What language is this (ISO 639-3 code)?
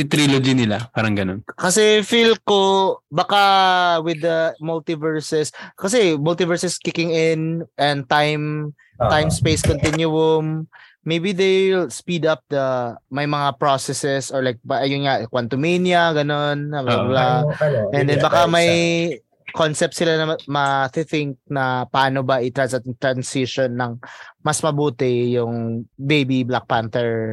fil